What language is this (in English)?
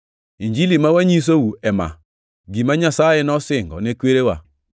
Luo (Kenya and Tanzania)